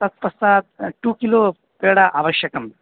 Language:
Sanskrit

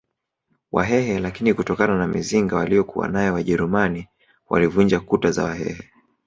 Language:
Swahili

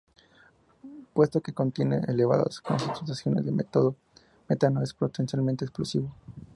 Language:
Spanish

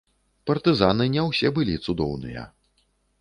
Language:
Belarusian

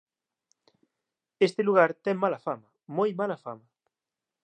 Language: Galician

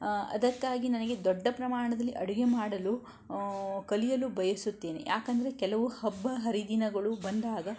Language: Kannada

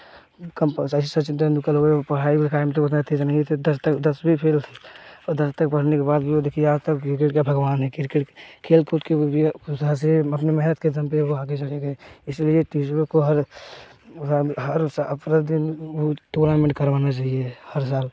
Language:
Hindi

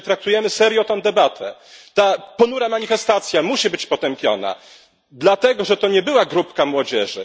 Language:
Polish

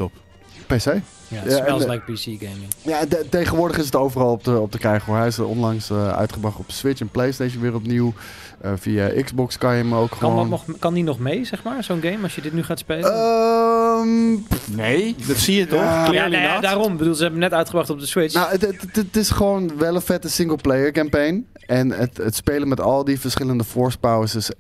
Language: Dutch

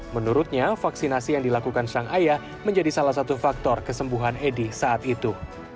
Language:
Indonesian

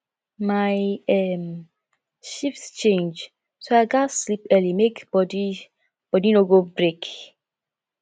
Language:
Nigerian Pidgin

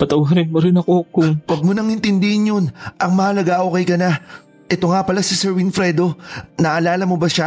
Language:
Filipino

